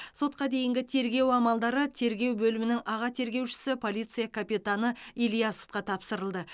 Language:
Kazakh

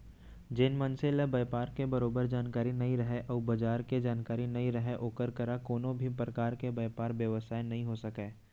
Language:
Chhattisgarhi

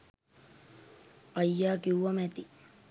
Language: Sinhala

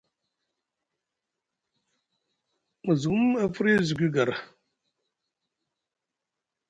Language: Musgu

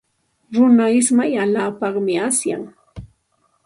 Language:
Santa Ana de Tusi Pasco Quechua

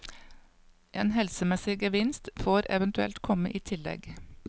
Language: Norwegian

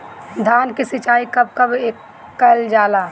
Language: Bhojpuri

